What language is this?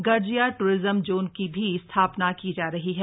Hindi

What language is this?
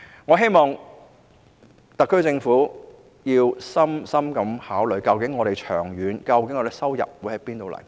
Cantonese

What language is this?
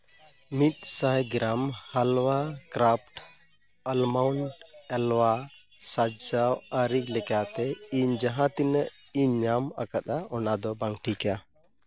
Santali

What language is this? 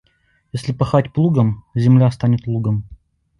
Russian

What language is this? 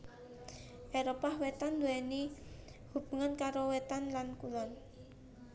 Javanese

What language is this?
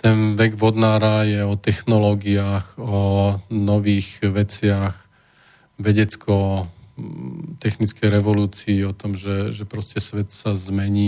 Slovak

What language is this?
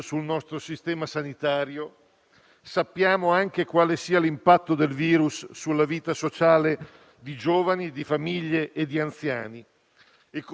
Italian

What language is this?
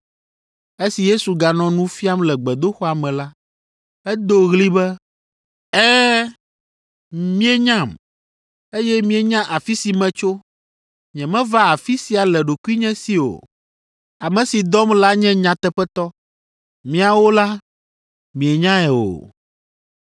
Ewe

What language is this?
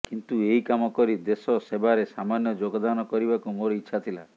Odia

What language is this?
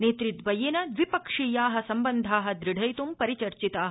Sanskrit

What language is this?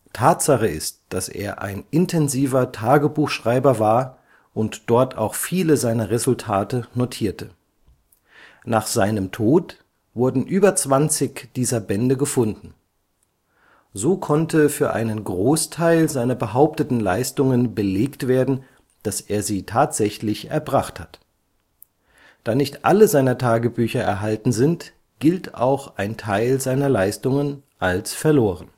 German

